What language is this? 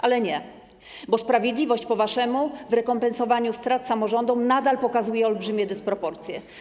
Polish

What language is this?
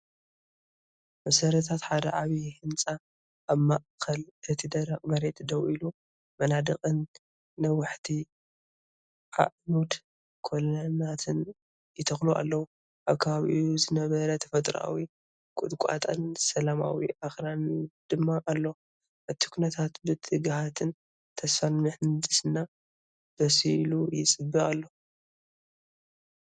Tigrinya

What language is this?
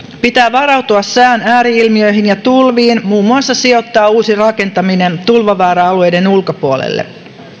Finnish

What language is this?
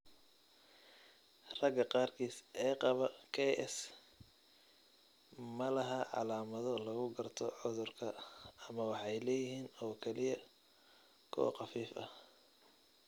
Somali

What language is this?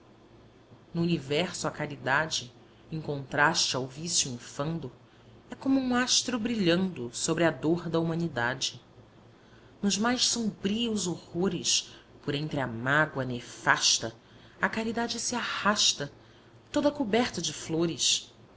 Portuguese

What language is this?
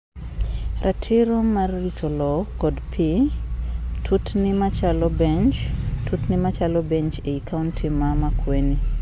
Luo (Kenya and Tanzania)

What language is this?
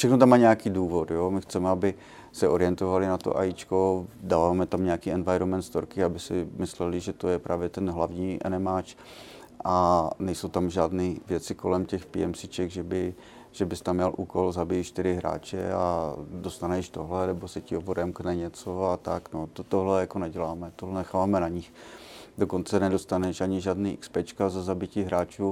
Czech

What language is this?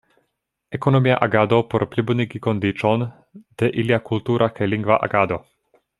Esperanto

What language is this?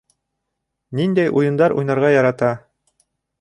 Bashkir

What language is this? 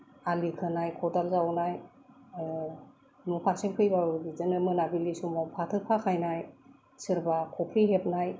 Bodo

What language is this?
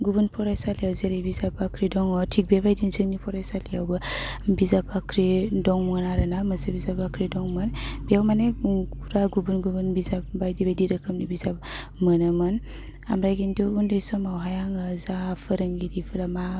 Bodo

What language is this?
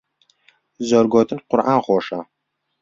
Central Kurdish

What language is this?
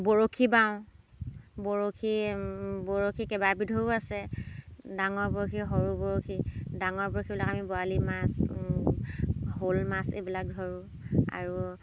Assamese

